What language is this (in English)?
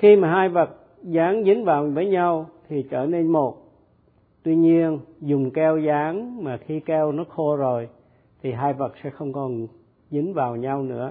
Vietnamese